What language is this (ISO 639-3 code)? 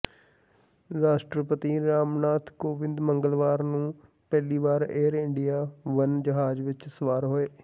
pan